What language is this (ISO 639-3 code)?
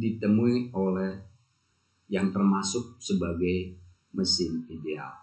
ind